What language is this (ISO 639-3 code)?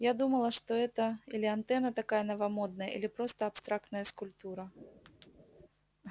rus